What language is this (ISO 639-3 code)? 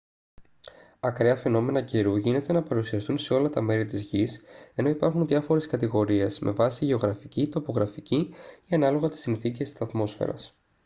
ell